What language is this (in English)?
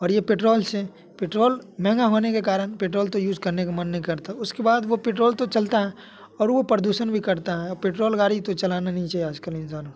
Hindi